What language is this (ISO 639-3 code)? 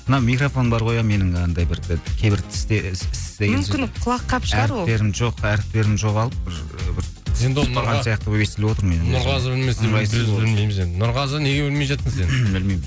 kaz